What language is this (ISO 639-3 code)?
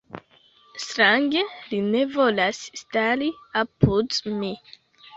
epo